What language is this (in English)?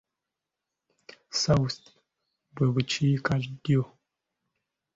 Ganda